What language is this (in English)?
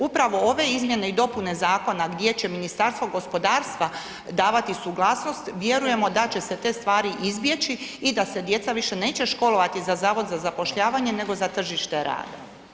Croatian